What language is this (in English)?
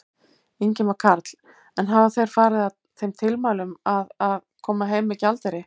Icelandic